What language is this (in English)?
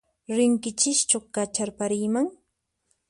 Puno Quechua